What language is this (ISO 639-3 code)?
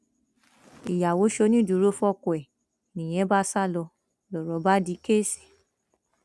yor